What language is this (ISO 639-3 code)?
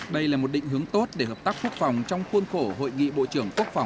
vie